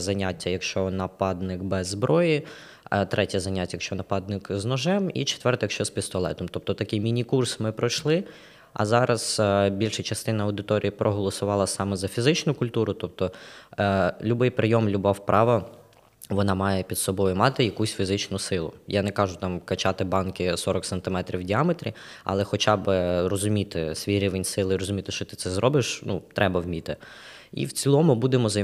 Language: Ukrainian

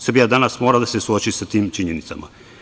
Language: Serbian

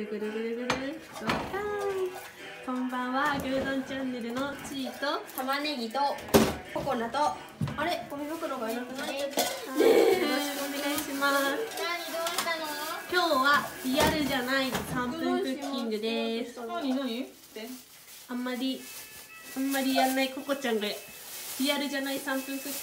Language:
Japanese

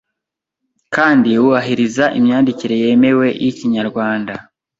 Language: Kinyarwanda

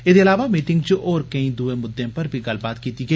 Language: Dogri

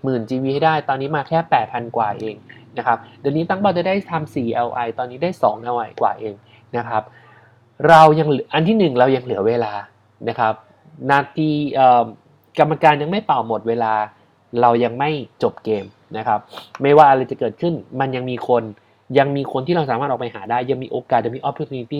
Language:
Thai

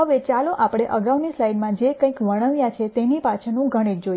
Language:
Gujarati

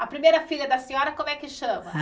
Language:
Portuguese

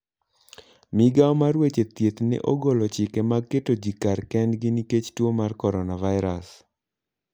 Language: Luo (Kenya and Tanzania)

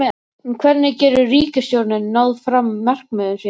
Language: Icelandic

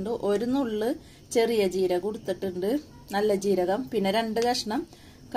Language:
Arabic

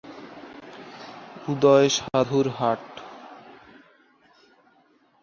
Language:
Bangla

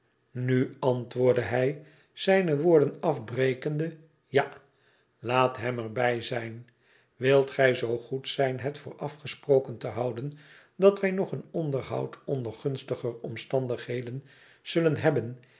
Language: Dutch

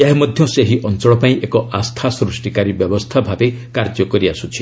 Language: Odia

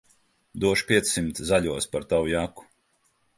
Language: Latvian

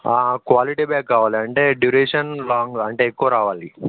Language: Telugu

